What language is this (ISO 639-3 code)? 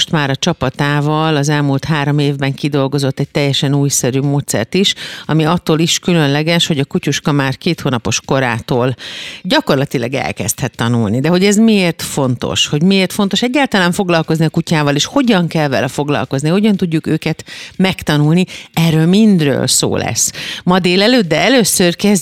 hun